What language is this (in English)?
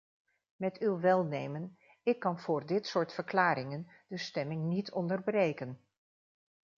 Dutch